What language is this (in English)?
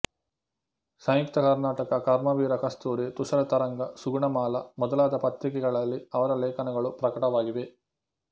Kannada